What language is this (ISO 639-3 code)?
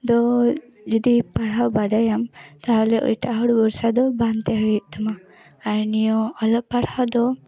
sat